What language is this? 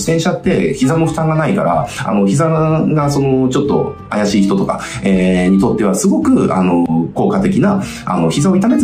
Japanese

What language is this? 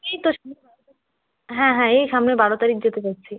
Bangla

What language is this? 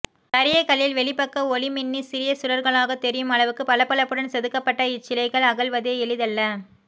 Tamil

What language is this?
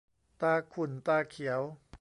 Thai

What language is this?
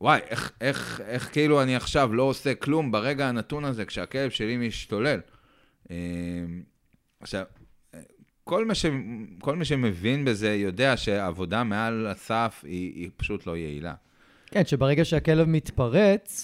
Hebrew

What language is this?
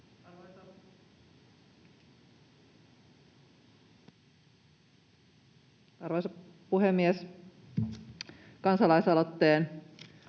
Finnish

